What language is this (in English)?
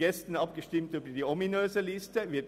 Swiss German